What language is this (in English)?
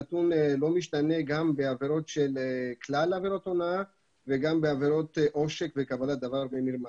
Hebrew